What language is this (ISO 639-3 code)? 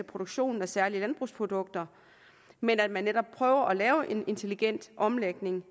dan